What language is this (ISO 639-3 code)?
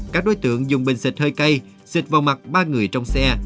vie